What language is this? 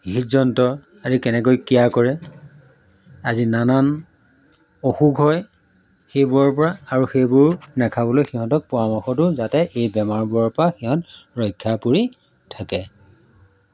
Assamese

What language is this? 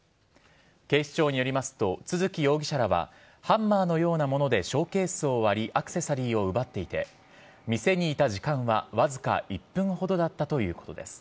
Japanese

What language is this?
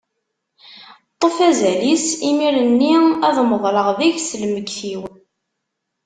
Kabyle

